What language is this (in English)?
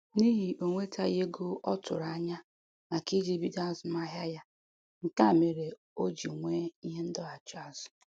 Igbo